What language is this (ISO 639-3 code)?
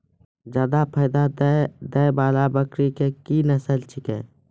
mai